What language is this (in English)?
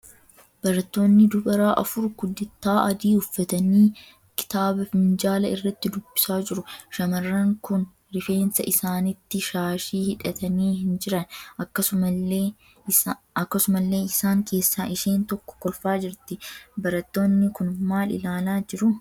Oromo